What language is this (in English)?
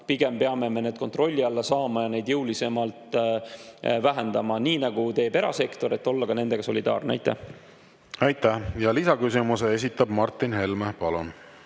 Estonian